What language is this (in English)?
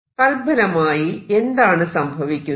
Malayalam